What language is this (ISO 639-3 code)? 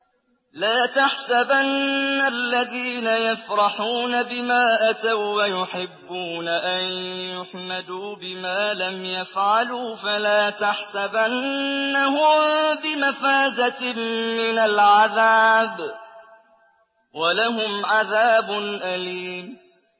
ara